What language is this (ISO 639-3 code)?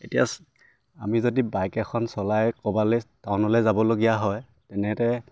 asm